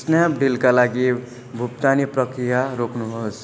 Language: Nepali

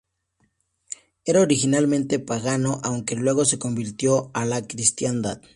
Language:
Spanish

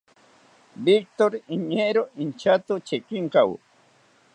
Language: South Ucayali Ashéninka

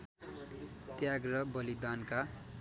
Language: Nepali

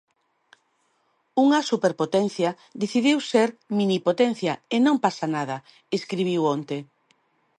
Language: Galician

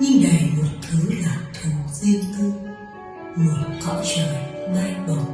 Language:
Vietnamese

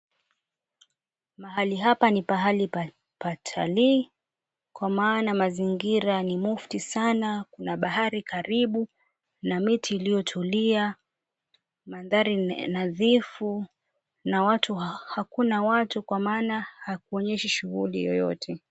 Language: Swahili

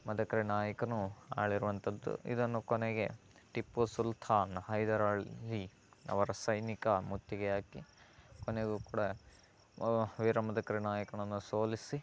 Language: Kannada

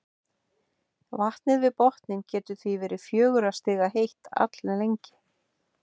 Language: Icelandic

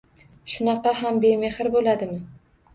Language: Uzbek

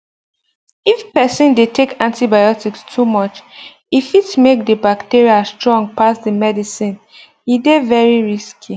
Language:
Nigerian Pidgin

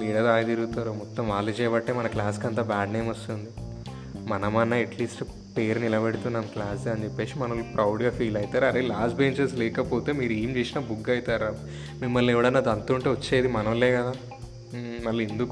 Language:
Telugu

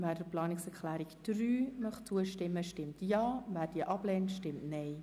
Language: Swiss German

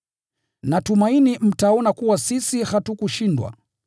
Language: Swahili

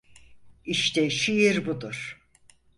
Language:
Turkish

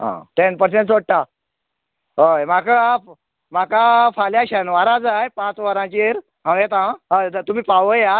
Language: Konkani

